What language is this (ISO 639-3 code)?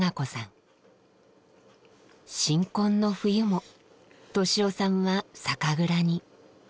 jpn